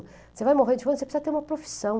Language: Portuguese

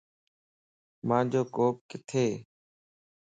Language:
Lasi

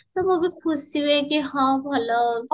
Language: Odia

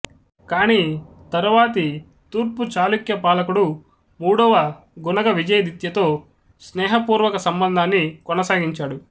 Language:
Telugu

